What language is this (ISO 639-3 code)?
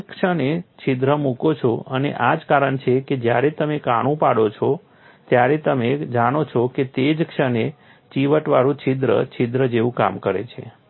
guj